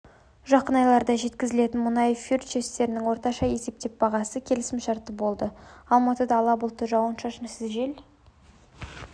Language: Kazakh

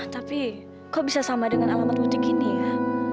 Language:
Indonesian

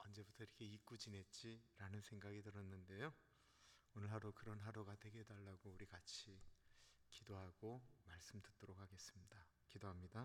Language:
Korean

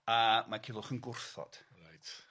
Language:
Welsh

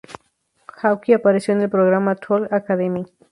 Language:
Spanish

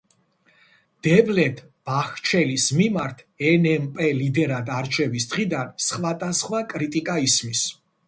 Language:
Georgian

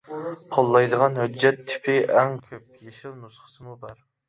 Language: Uyghur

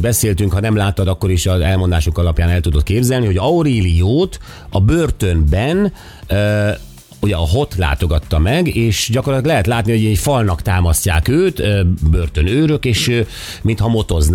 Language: Hungarian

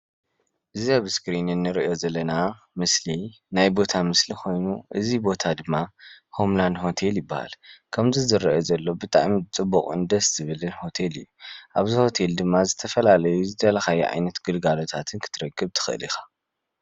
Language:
Tigrinya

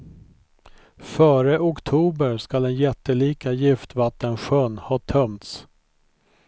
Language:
Swedish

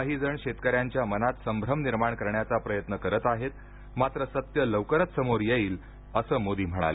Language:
Marathi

